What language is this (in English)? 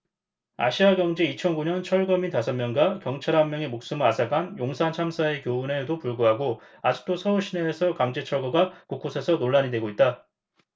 Korean